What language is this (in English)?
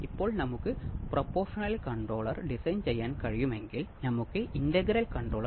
Malayalam